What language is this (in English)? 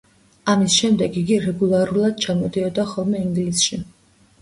Georgian